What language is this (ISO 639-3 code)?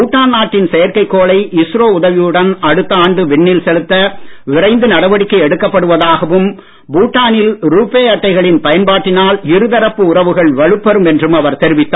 tam